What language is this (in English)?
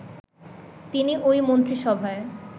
Bangla